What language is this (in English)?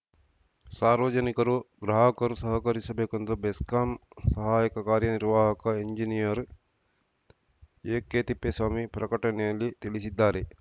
Kannada